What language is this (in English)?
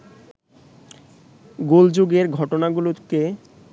Bangla